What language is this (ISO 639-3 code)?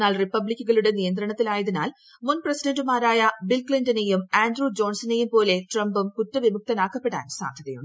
mal